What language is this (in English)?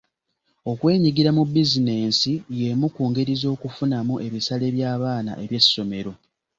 Ganda